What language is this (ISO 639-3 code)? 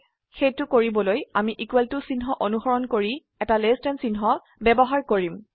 asm